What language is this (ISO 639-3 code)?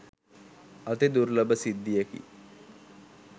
sin